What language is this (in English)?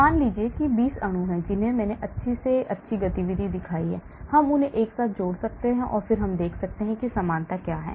Hindi